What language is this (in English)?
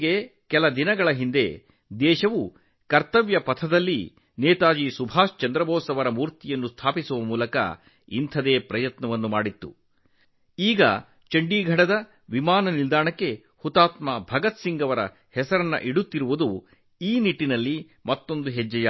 Kannada